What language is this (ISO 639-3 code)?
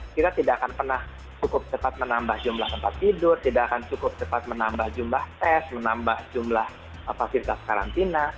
ind